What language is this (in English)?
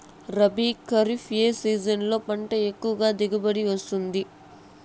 Telugu